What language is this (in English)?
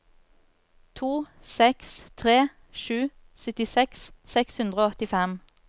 Norwegian